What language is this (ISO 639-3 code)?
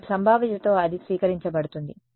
tel